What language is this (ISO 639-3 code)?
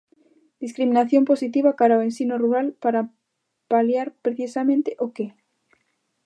glg